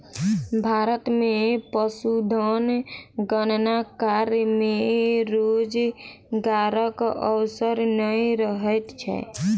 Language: Maithili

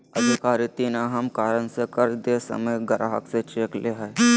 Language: Magahi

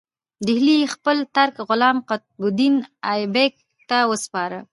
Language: Pashto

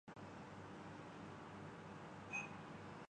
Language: Urdu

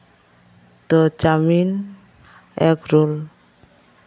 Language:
Santali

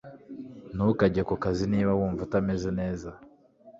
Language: Kinyarwanda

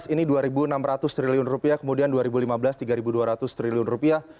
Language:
Indonesian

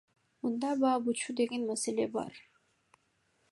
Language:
Kyrgyz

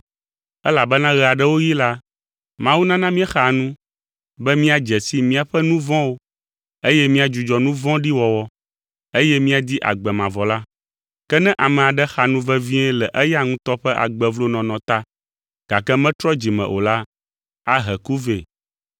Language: Ewe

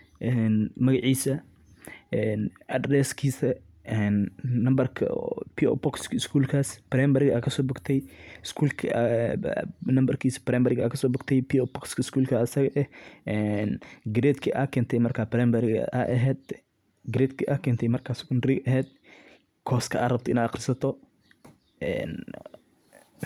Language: Somali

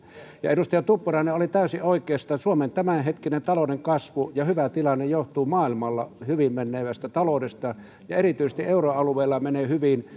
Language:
Finnish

